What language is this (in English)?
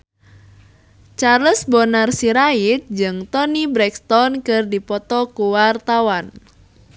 Sundanese